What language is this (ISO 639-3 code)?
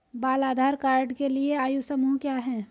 hin